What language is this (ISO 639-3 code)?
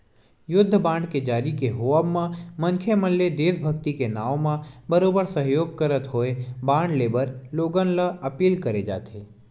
hne